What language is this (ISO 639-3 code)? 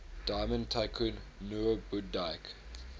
eng